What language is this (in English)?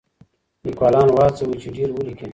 Pashto